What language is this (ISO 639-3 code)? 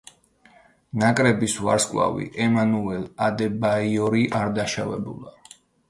kat